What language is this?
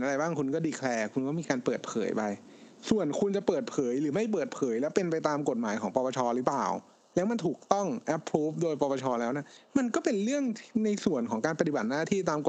Thai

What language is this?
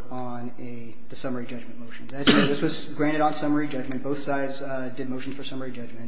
English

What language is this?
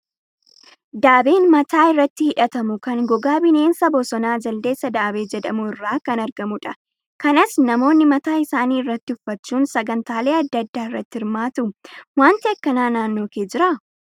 Oromo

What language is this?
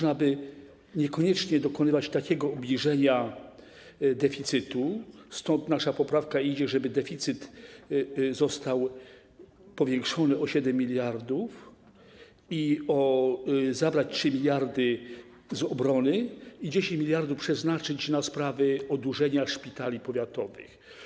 Polish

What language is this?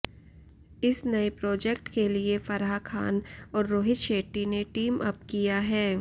Hindi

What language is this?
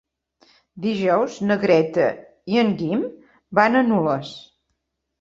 Catalan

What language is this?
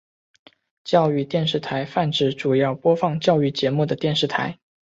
Chinese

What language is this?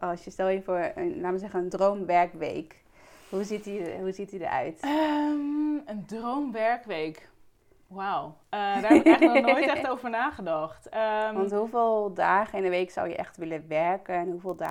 Dutch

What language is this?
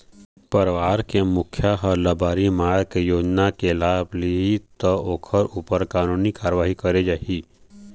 Chhattisgarhi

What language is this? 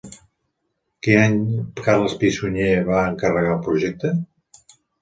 Catalan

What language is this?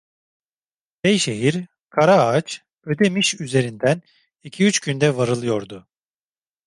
Turkish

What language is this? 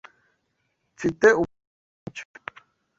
Kinyarwanda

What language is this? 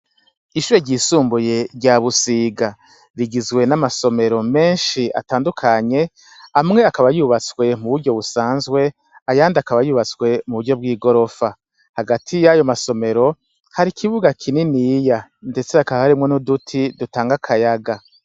Rundi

